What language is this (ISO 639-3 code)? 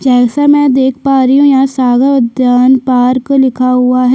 hin